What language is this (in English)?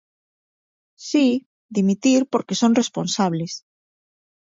Galician